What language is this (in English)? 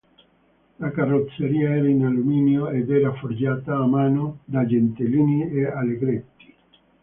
Italian